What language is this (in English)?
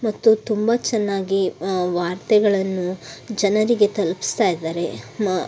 Kannada